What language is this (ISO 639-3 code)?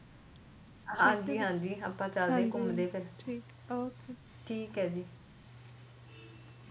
pan